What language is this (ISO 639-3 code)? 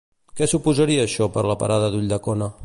cat